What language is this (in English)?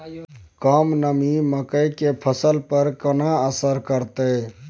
Maithili